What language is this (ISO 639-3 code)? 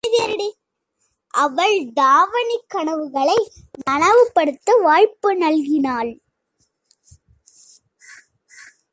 tam